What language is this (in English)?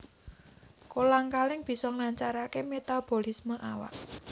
Javanese